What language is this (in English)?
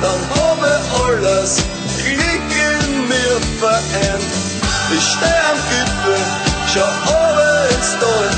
Ukrainian